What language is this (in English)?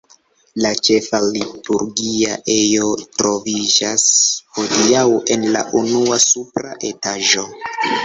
Esperanto